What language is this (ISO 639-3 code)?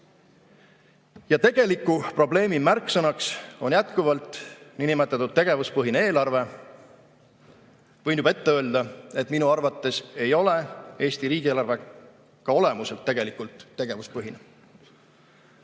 est